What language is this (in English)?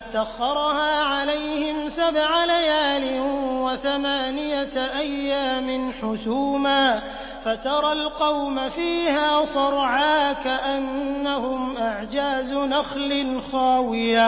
Arabic